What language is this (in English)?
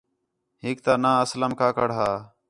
Khetrani